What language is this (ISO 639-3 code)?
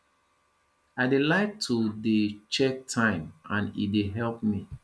pcm